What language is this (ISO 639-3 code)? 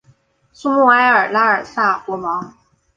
zho